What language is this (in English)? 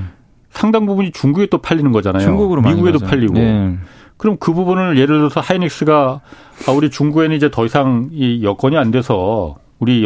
Korean